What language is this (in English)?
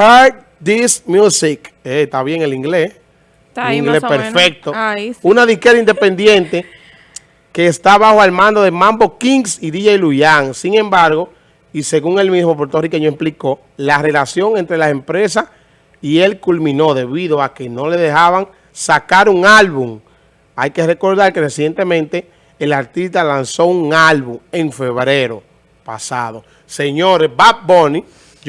Spanish